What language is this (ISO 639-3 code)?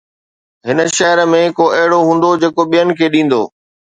snd